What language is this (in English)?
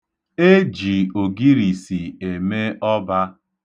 Igbo